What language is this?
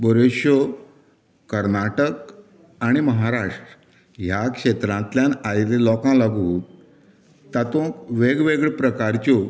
Konkani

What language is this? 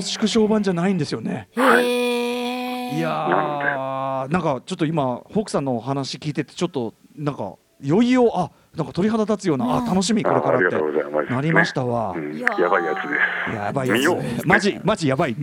Japanese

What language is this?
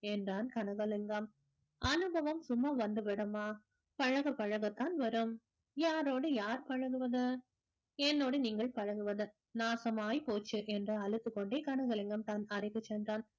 Tamil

